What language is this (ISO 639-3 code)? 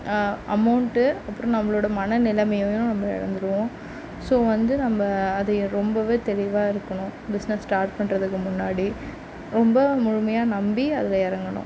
tam